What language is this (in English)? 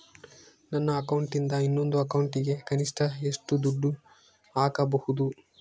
Kannada